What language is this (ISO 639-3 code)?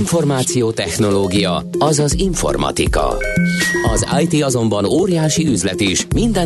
hun